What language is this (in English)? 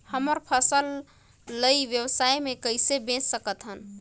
Chhattisgarhi